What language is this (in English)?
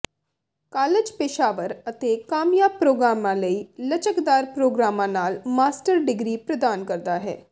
Punjabi